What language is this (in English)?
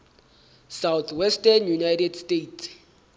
Southern Sotho